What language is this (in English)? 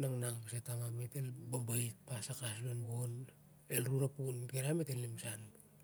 Siar-Lak